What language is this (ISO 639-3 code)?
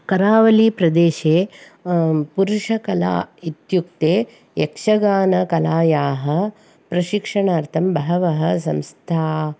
san